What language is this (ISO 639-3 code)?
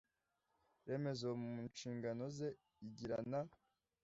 kin